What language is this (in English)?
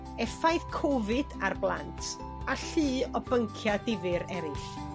Welsh